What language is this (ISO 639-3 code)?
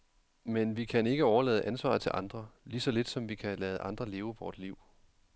dan